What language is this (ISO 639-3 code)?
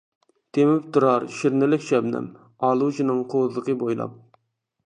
uig